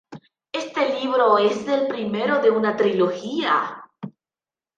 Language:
Spanish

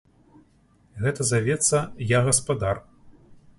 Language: Belarusian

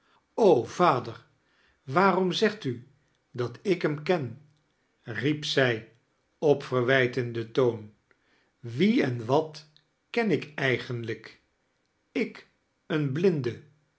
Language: Dutch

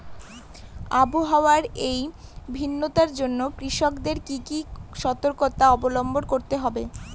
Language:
Bangla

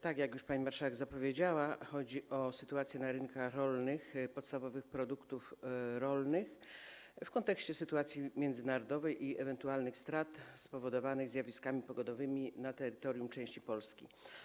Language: Polish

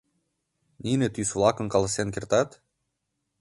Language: Mari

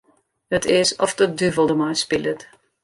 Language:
Western Frisian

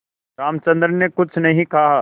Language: Hindi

